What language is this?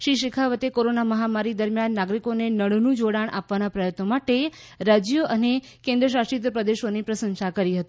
Gujarati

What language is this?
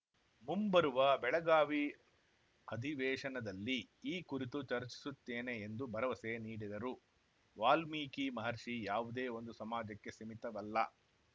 Kannada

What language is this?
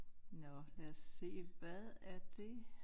Danish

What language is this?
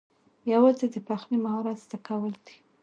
Pashto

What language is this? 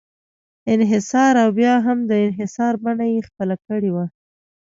Pashto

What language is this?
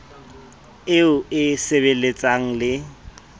Southern Sotho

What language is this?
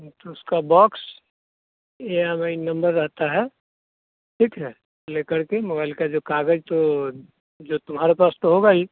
Hindi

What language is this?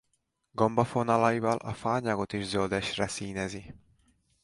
Hungarian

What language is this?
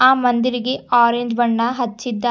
Kannada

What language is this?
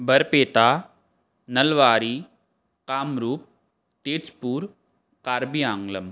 Sanskrit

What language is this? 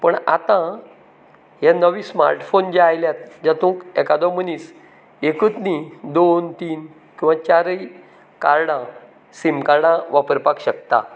Konkani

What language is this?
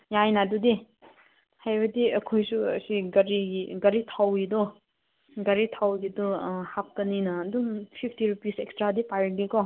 Manipuri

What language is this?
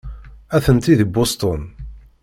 Kabyle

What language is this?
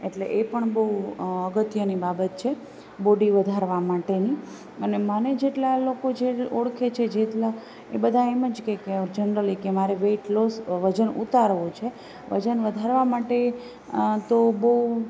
Gujarati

